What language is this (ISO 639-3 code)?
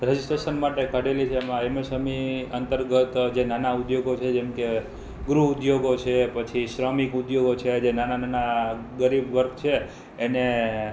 guj